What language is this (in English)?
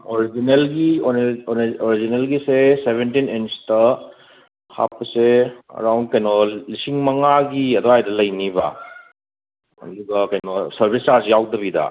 Manipuri